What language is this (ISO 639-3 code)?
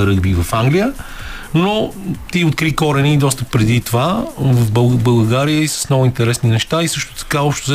bul